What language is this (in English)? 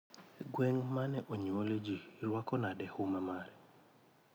Luo (Kenya and Tanzania)